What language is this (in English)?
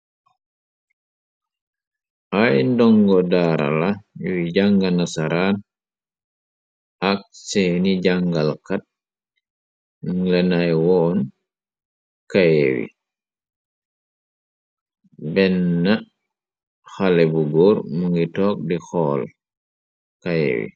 Wolof